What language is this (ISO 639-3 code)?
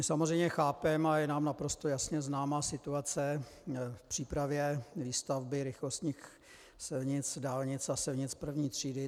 ces